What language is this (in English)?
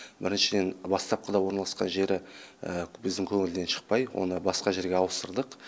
Kazakh